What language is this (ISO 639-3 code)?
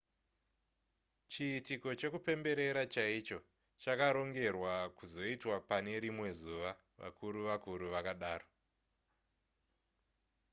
sna